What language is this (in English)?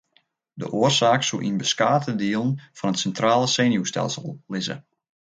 Western Frisian